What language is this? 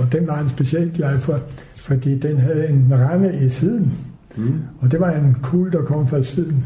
Danish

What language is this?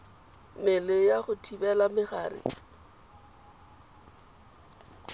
Tswana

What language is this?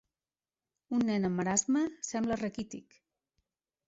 Catalan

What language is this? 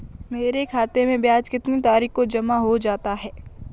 Hindi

